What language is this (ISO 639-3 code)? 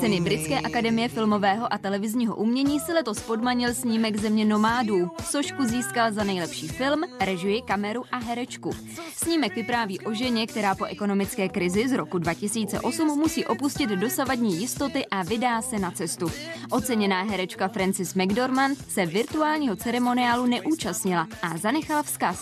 ces